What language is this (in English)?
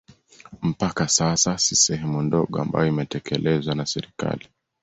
Swahili